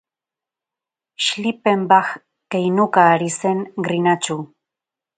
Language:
Basque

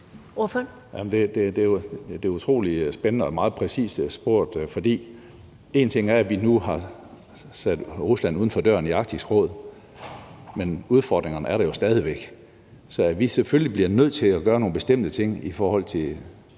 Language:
Danish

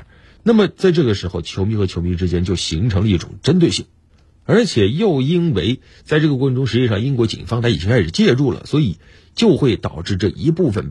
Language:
Chinese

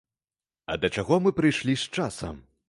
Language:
Belarusian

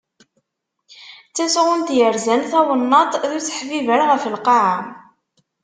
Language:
Kabyle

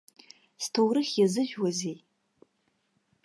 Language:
Abkhazian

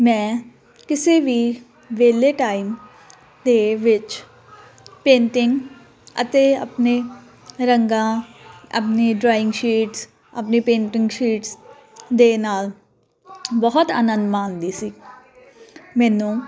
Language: Punjabi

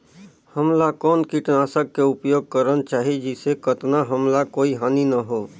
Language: Chhattisgarhi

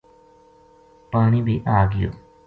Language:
Gujari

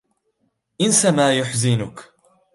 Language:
Arabic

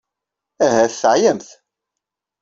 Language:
Kabyle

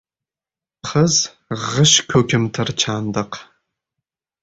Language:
Uzbek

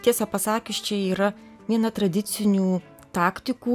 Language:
Lithuanian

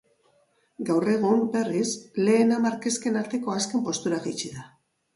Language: Basque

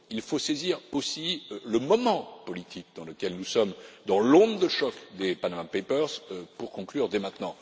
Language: French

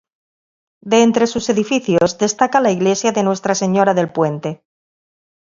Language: Spanish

